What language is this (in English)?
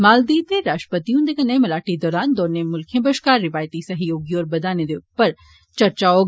Dogri